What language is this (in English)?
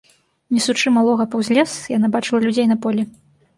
Belarusian